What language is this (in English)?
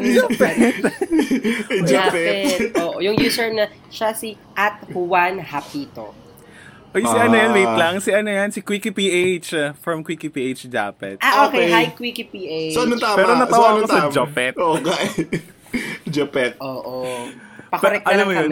Filipino